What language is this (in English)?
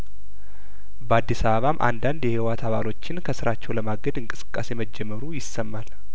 Amharic